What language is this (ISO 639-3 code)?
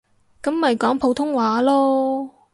yue